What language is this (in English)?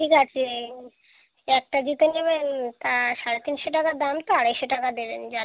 Bangla